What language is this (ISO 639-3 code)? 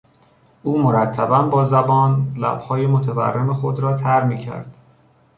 fas